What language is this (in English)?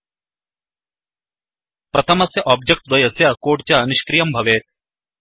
Sanskrit